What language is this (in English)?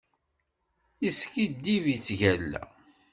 Kabyle